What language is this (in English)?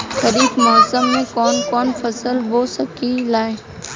Bhojpuri